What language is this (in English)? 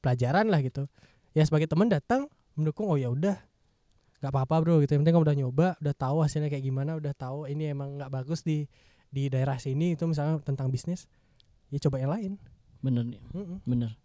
Indonesian